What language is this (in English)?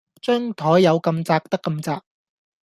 Cantonese